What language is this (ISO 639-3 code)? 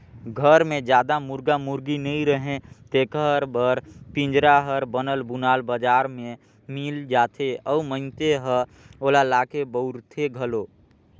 hne